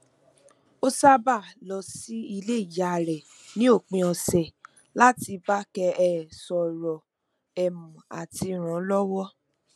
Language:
Yoruba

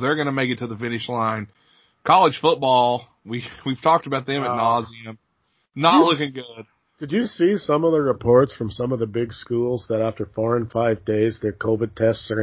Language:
English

